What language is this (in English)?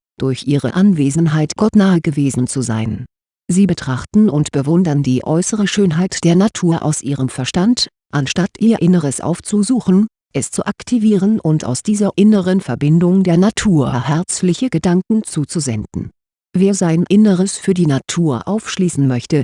German